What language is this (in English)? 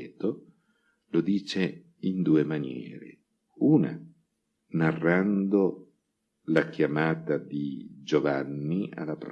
Italian